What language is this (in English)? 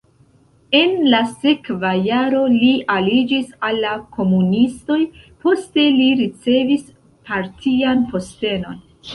Esperanto